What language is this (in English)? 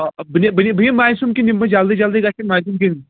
Kashmiri